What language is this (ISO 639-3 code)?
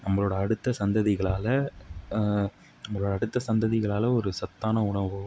tam